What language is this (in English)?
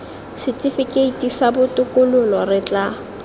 Tswana